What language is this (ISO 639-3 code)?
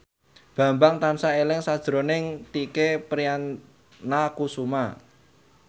jav